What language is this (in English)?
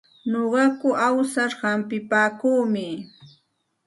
Santa Ana de Tusi Pasco Quechua